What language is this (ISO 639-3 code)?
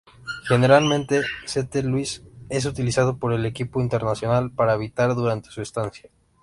spa